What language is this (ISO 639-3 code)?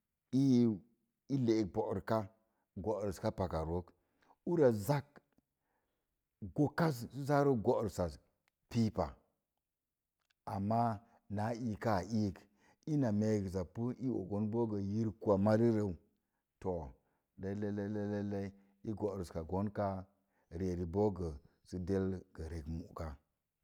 ver